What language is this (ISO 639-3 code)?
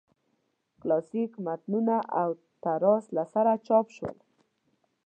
pus